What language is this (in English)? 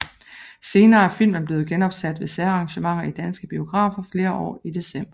Danish